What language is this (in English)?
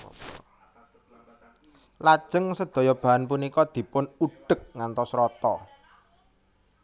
Javanese